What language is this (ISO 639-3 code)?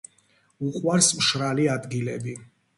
kat